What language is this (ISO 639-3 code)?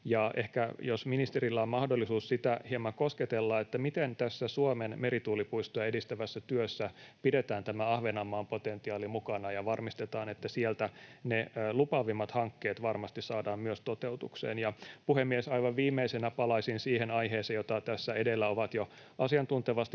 fin